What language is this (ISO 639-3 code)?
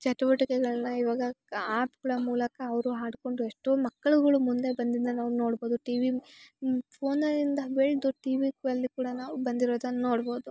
kan